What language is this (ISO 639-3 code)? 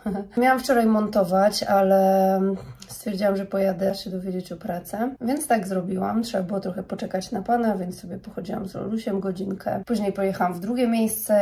pol